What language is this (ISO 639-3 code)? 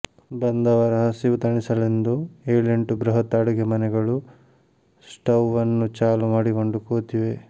kan